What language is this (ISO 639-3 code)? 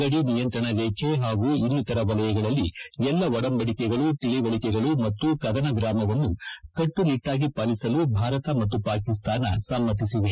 kan